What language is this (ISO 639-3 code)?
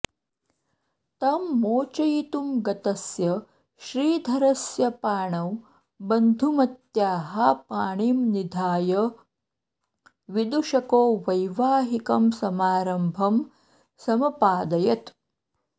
san